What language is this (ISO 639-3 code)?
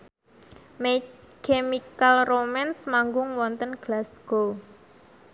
jav